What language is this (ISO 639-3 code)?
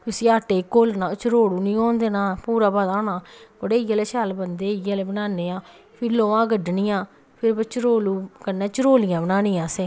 doi